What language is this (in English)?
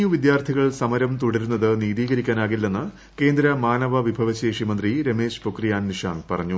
Malayalam